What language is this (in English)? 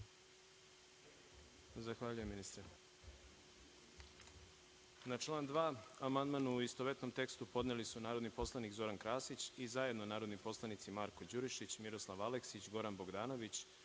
Serbian